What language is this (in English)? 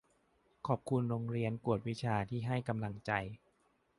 Thai